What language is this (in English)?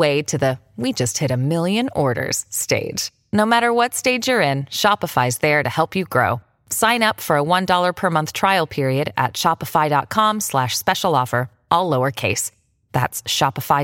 Thai